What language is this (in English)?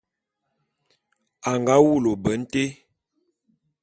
Bulu